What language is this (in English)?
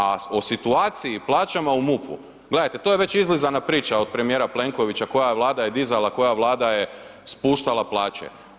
Croatian